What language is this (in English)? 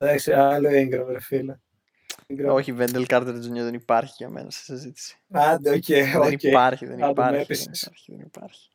Greek